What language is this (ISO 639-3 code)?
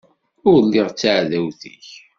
kab